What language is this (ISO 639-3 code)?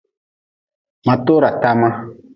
nmz